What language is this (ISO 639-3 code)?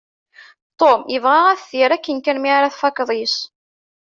kab